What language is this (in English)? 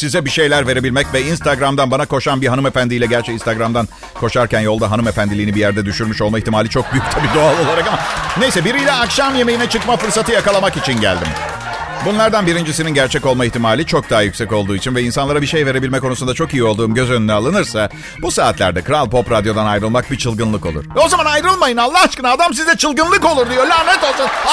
Turkish